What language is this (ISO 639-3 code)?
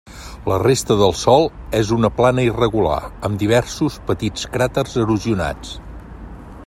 cat